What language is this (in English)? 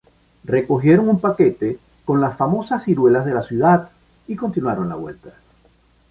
Spanish